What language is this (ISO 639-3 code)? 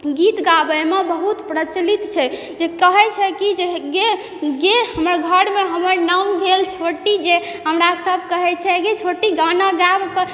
mai